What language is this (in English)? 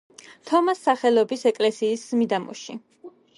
Georgian